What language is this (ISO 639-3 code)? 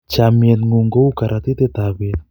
kln